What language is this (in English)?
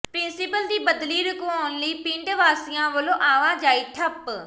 Punjabi